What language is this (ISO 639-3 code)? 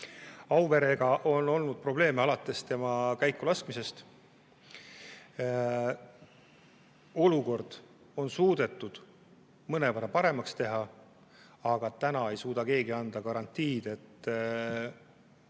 est